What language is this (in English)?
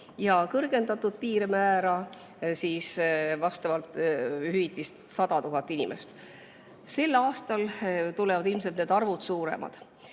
Estonian